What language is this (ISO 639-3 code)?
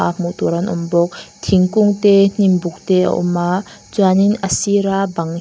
lus